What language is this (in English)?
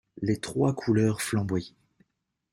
French